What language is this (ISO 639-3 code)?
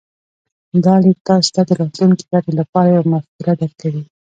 pus